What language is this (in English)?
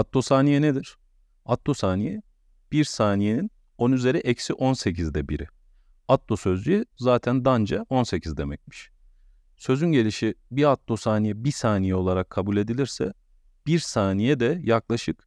Turkish